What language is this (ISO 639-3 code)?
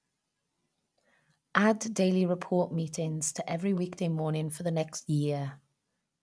eng